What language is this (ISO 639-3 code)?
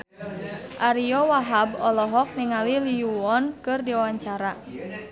sun